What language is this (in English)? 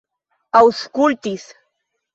Esperanto